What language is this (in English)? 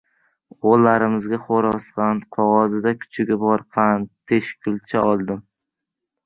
Uzbek